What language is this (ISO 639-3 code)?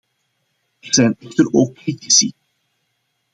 nld